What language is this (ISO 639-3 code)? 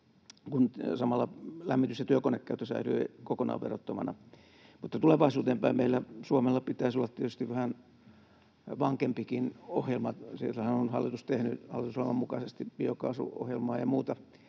fin